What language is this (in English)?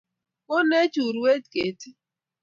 Kalenjin